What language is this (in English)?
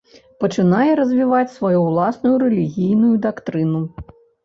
Belarusian